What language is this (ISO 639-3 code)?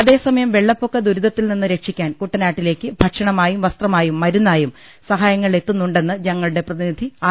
mal